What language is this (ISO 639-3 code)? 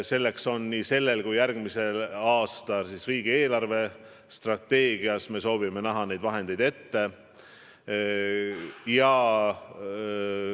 est